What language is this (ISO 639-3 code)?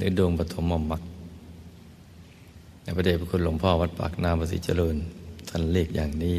tha